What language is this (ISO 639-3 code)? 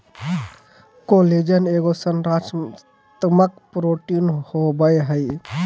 mag